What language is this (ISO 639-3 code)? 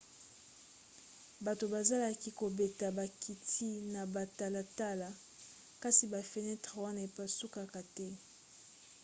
lin